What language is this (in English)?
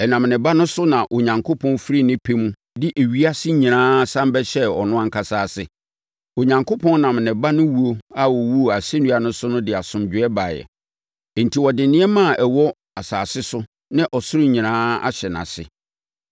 Akan